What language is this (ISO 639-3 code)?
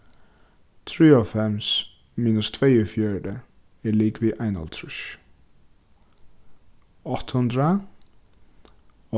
fao